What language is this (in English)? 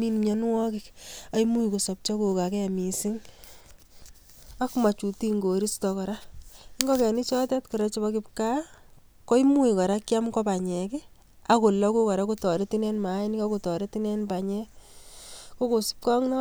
Kalenjin